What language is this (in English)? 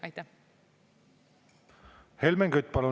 Estonian